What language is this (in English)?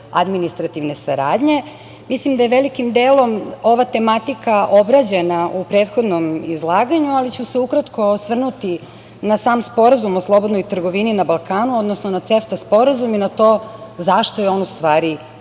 Serbian